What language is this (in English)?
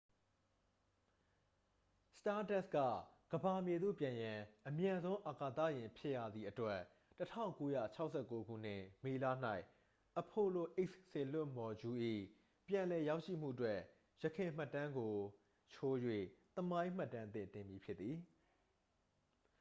Burmese